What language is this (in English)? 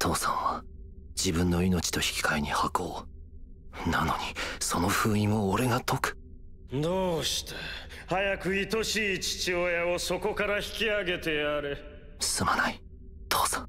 Japanese